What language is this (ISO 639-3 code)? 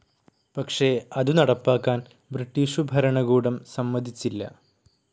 mal